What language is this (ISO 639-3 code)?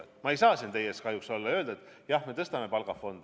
est